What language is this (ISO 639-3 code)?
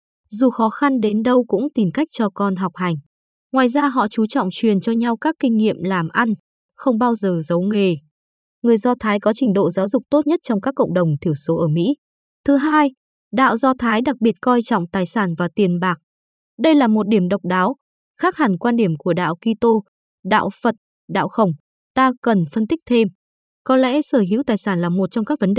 vie